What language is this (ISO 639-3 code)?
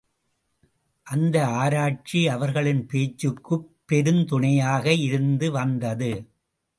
tam